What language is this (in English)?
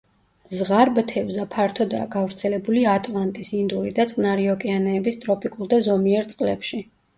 Georgian